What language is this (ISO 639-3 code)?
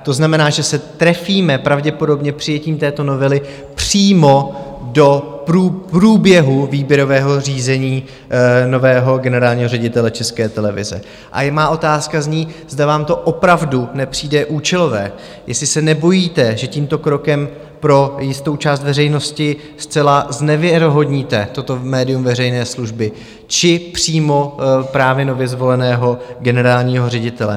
ces